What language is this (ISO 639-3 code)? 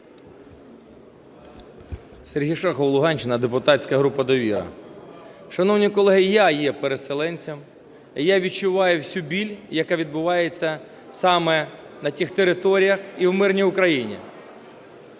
ukr